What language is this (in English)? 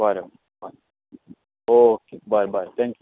Konkani